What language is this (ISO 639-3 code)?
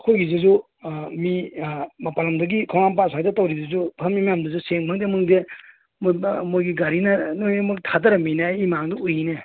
mni